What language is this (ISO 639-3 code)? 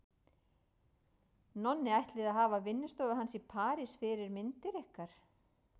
isl